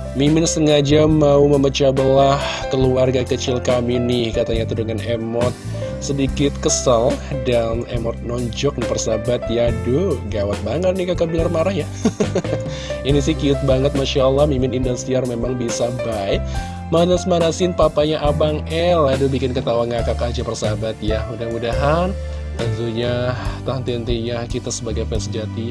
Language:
Indonesian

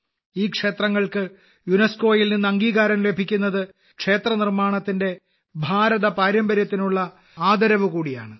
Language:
Malayalam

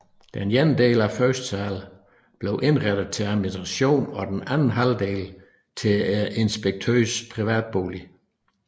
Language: Danish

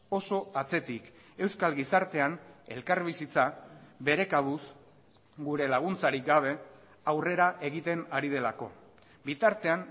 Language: Basque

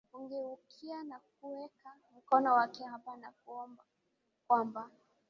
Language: Swahili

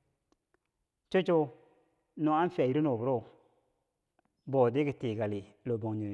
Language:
Bangwinji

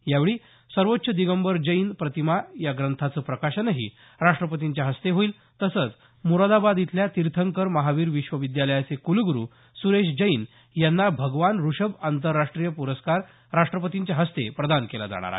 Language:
Marathi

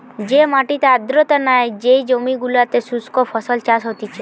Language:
Bangla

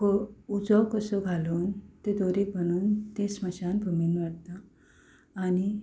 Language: Konkani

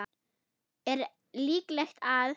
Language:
Icelandic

